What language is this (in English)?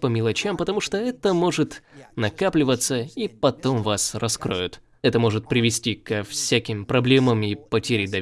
Russian